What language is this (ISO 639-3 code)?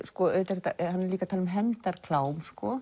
isl